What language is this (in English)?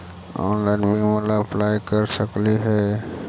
Magahi